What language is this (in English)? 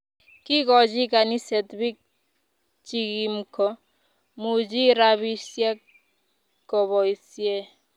Kalenjin